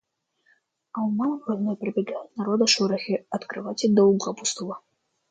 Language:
Russian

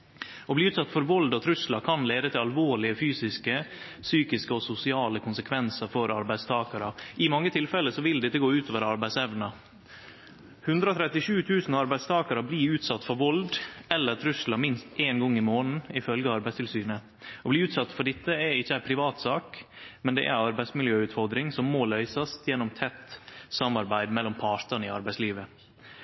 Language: Norwegian Nynorsk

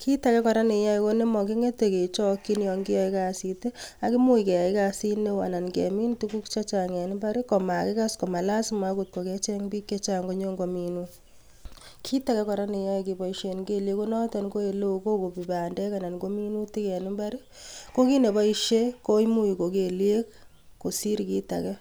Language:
Kalenjin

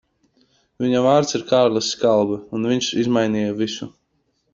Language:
Latvian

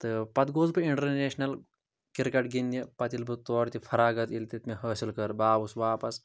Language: Kashmiri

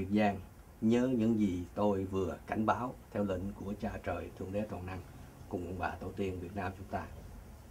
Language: Vietnamese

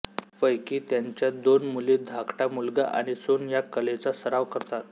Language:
Marathi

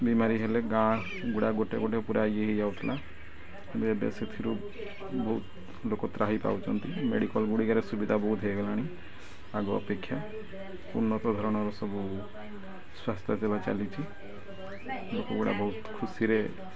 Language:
Odia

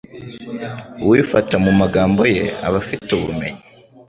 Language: Kinyarwanda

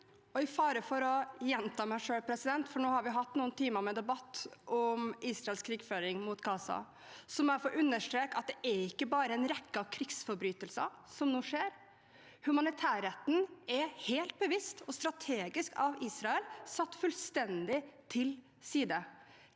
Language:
Norwegian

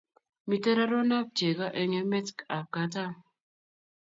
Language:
Kalenjin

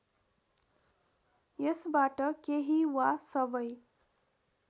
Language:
Nepali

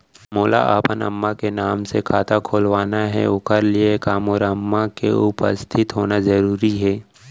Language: Chhattisgarhi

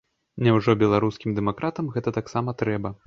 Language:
Belarusian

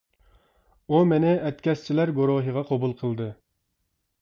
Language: Uyghur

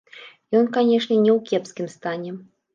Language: Belarusian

